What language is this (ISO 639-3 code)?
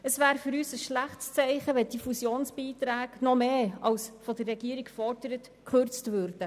gsw